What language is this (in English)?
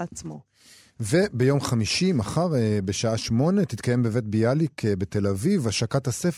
Hebrew